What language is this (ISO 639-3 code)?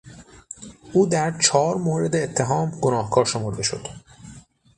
fas